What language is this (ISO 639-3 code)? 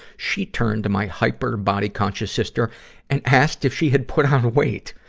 eng